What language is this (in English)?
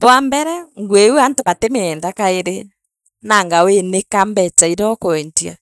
Meru